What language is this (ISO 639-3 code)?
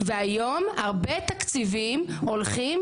heb